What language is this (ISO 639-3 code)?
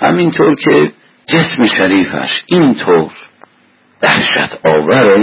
fas